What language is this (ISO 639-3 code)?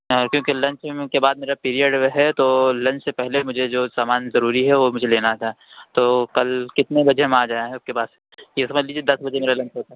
urd